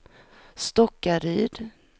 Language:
Swedish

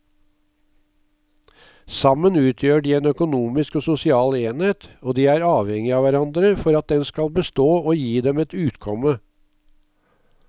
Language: Norwegian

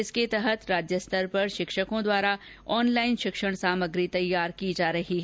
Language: Hindi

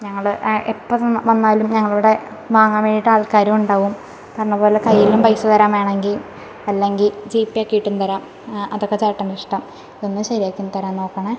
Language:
Malayalam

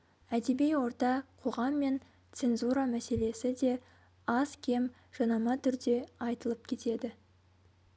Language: Kazakh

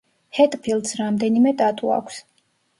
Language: Georgian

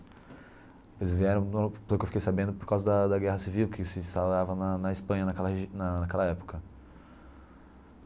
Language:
Portuguese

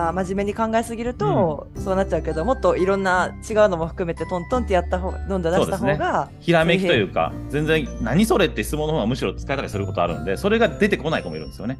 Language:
Japanese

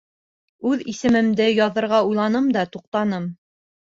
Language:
Bashkir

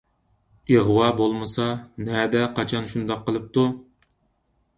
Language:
Uyghur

